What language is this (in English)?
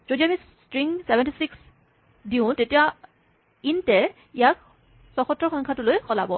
Assamese